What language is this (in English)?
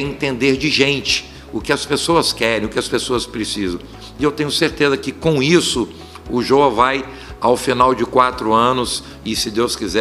Portuguese